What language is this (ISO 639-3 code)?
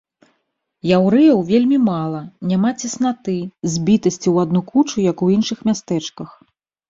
bel